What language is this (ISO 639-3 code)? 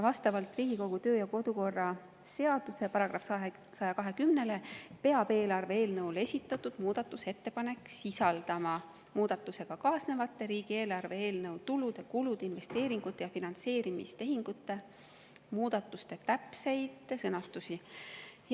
est